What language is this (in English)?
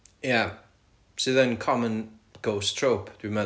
Welsh